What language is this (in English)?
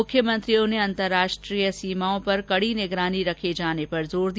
Hindi